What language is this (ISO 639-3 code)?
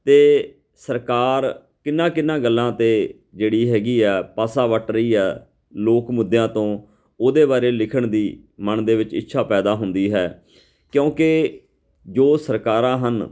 pan